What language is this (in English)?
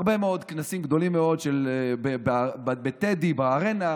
Hebrew